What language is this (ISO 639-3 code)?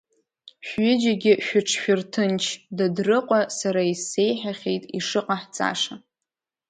abk